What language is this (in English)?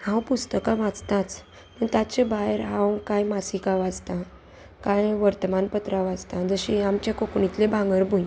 Konkani